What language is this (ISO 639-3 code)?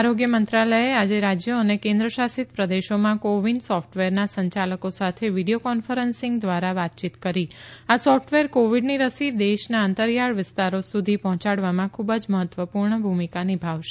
guj